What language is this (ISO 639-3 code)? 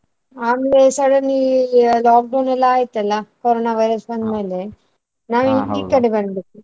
kan